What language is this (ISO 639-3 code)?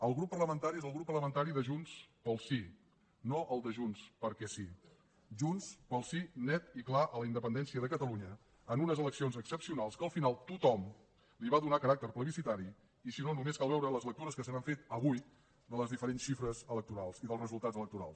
cat